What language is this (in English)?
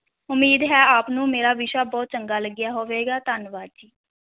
Punjabi